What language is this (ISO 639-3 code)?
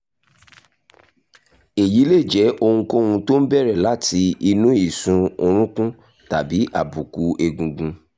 yor